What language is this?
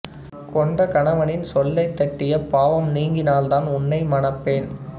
Tamil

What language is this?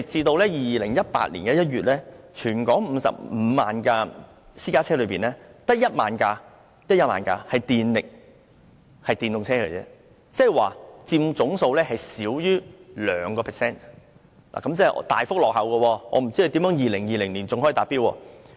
Cantonese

